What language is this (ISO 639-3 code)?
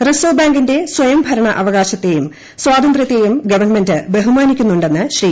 mal